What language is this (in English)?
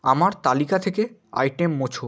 Bangla